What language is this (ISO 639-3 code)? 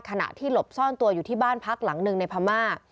tha